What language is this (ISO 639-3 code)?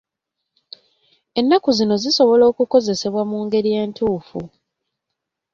lug